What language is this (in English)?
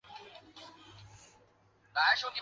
Chinese